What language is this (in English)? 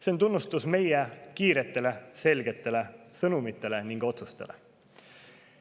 Estonian